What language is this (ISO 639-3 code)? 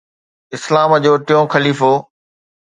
snd